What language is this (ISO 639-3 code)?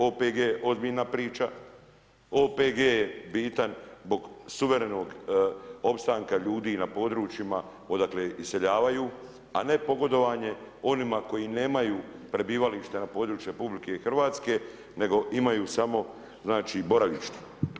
hrv